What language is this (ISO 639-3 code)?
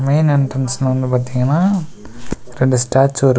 tam